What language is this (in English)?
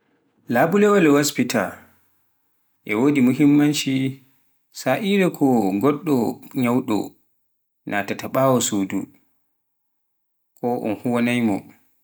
Pular